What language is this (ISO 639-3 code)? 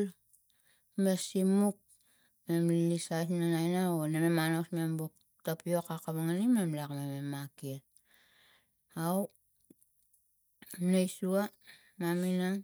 tgc